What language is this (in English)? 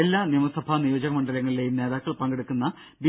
Malayalam